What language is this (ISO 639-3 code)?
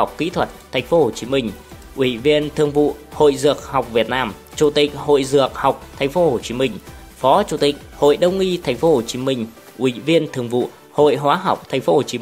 vie